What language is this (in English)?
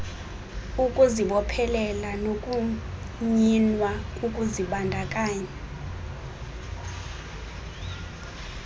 Xhosa